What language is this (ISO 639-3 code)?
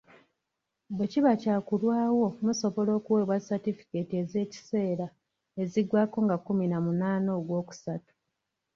lug